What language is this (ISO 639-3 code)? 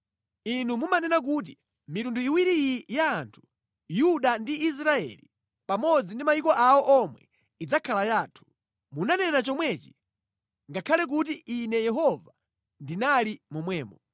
nya